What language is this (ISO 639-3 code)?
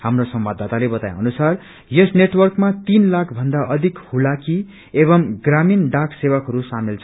nep